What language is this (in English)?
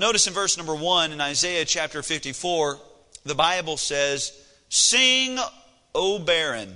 English